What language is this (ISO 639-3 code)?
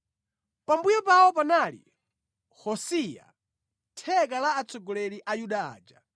nya